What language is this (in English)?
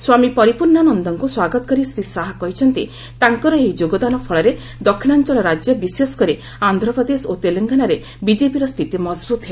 Odia